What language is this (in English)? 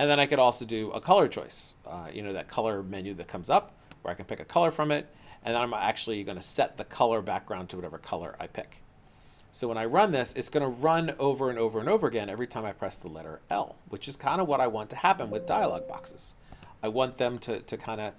English